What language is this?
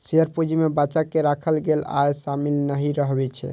Maithili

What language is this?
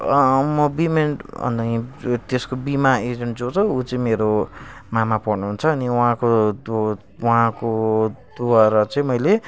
Nepali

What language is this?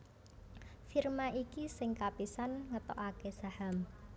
Javanese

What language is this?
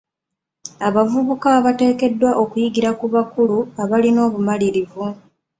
Ganda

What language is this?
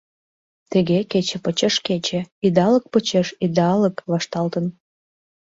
Mari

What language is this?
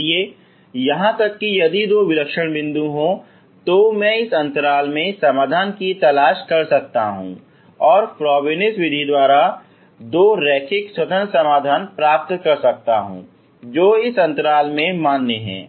Hindi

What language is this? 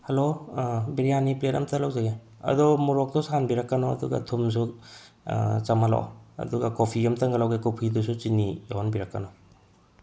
Manipuri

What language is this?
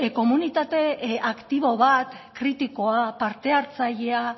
Basque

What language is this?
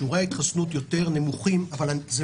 Hebrew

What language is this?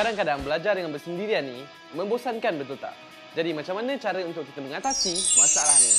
Malay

